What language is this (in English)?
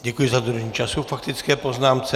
Czech